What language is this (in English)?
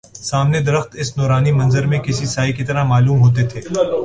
Urdu